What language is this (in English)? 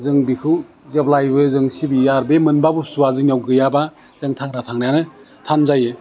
Bodo